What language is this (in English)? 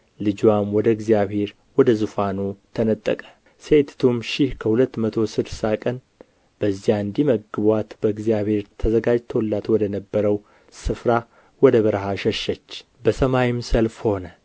Amharic